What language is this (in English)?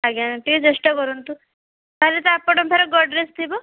Odia